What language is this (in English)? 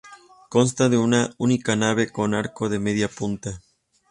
Spanish